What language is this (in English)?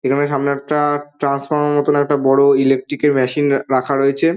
Bangla